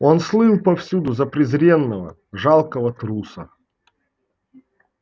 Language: Russian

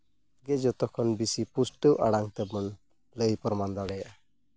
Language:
Santali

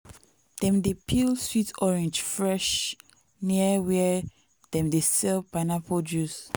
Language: Nigerian Pidgin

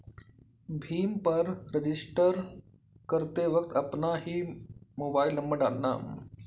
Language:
Hindi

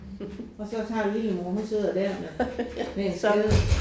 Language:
Danish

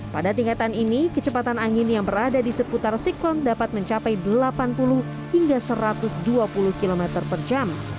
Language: Indonesian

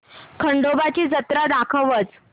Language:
Marathi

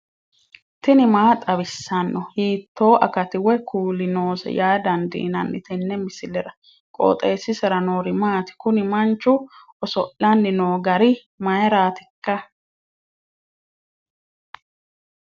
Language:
Sidamo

